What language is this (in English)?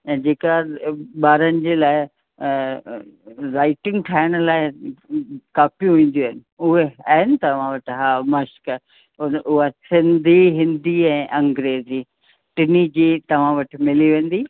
Sindhi